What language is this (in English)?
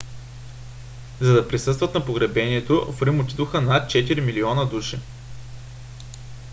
Bulgarian